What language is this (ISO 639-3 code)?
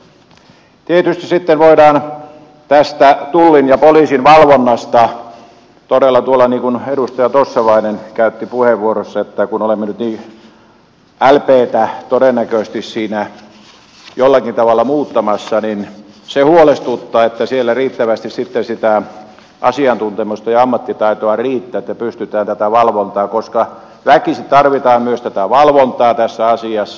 fin